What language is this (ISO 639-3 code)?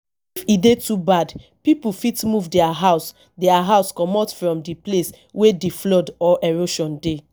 pcm